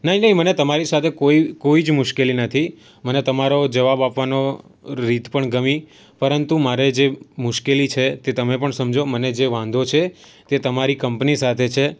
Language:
Gujarati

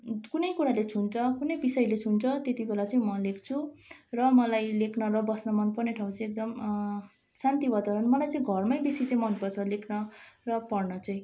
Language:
Nepali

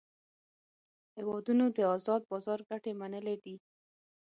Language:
Pashto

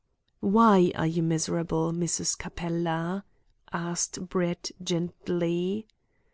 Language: English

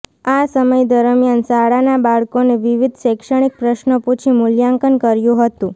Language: Gujarati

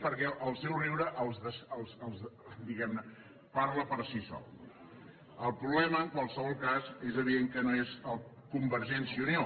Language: Catalan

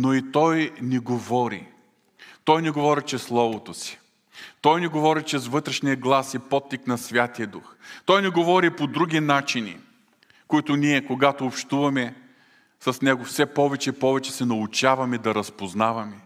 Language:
Bulgarian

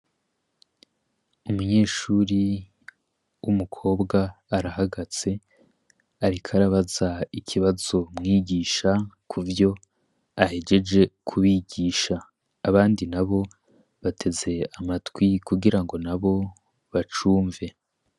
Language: Rundi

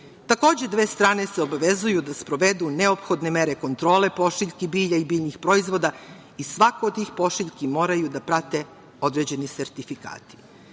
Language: Serbian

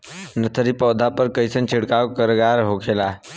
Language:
Bhojpuri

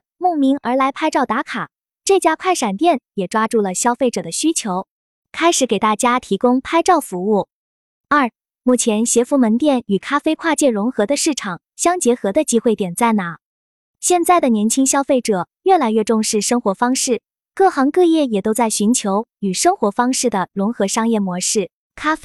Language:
Chinese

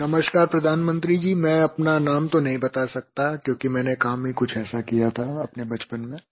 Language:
Hindi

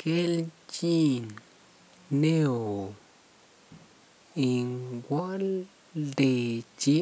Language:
Kalenjin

